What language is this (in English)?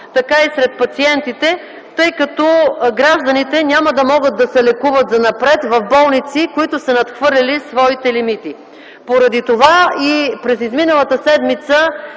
Bulgarian